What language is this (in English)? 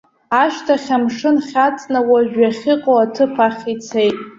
Abkhazian